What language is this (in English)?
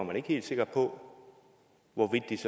Danish